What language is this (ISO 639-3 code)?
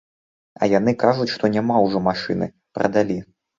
bel